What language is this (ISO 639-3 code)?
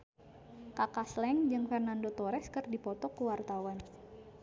sun